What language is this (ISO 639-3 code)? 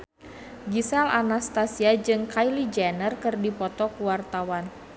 sun